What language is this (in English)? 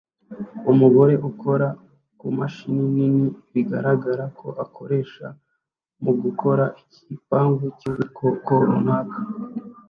Kinyarwanda